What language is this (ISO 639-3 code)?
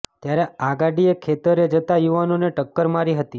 guj